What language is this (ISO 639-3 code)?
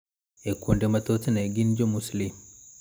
luo